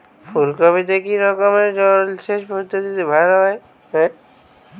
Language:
Bangla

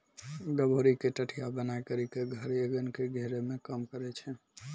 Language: Maithili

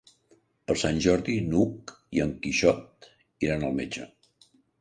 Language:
Catalan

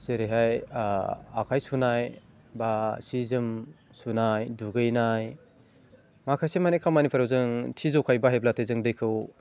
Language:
Bodo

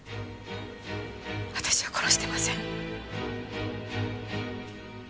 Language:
Japanese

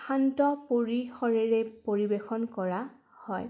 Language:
Assamese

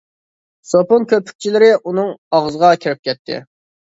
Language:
Uyghur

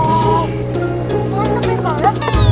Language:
Indonesian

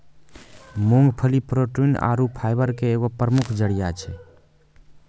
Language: Maithili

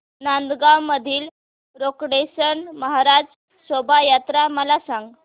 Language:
Marathi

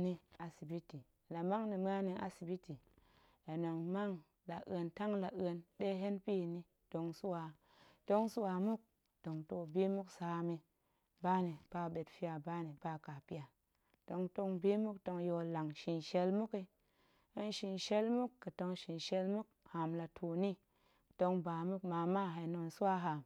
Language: Goemai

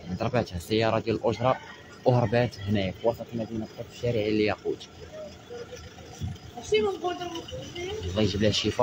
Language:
Arabic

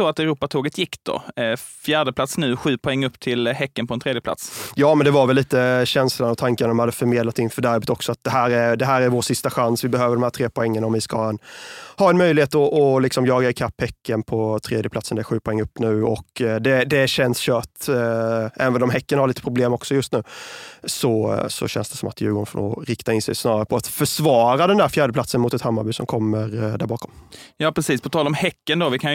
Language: Swedish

